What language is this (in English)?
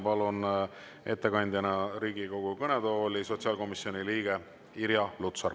Estonian